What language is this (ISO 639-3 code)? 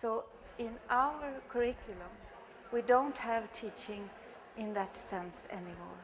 eng